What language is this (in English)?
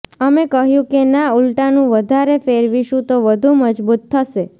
Gujarati